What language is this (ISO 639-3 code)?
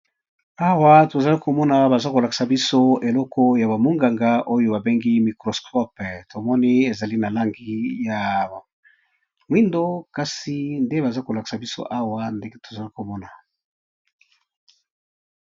lin